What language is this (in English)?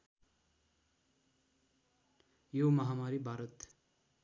Nepali